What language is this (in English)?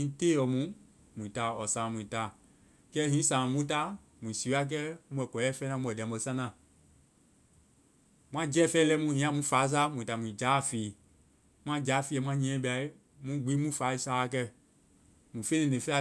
Vai